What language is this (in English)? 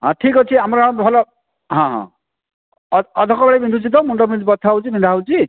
Odia